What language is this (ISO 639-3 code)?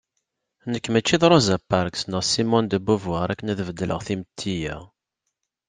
kab